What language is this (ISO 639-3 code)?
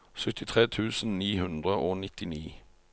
nor